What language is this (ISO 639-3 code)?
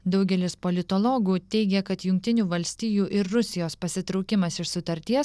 lit